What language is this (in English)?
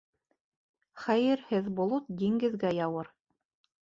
Bashkir